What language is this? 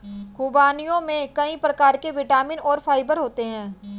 Hindi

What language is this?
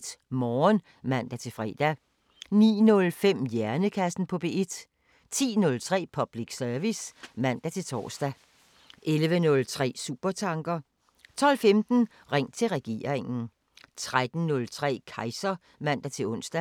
Danish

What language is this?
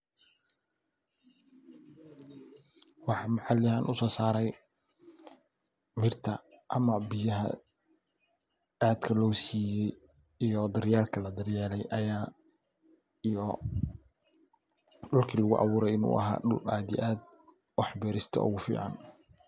Somali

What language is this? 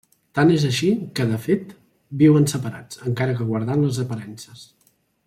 Catalan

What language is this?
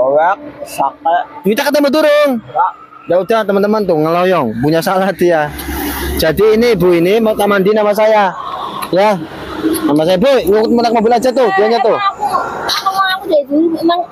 Indonesian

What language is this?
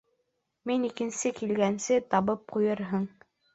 Bashkir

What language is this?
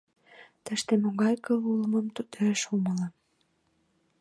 Mari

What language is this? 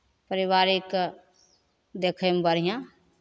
Maithili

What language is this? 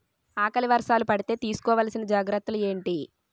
Telugu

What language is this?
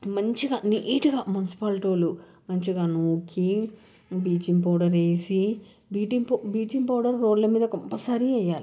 Telugu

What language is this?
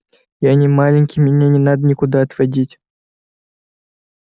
Russian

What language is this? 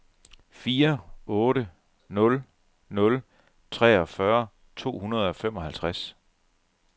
Danish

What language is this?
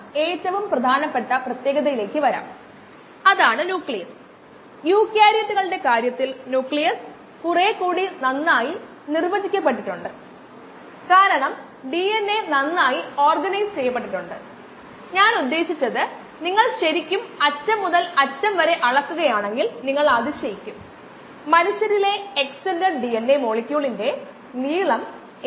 Malayalam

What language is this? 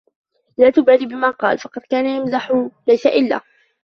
Arabic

